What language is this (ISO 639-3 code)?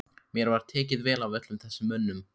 isl